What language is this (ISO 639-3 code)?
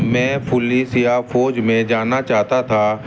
urd